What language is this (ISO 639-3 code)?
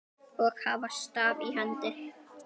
isl